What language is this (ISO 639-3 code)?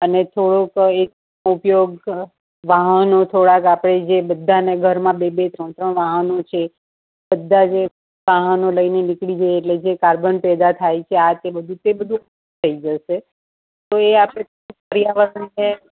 guj